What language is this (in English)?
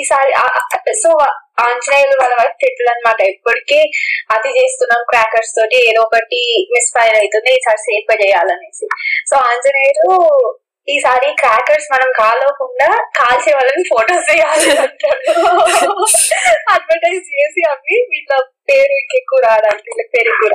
Telugu